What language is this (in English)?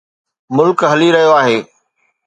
Sindhi